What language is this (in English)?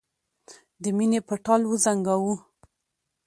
Pashto